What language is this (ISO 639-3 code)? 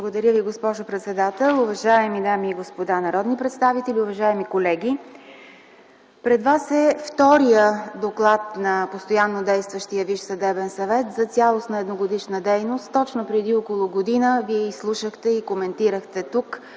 bul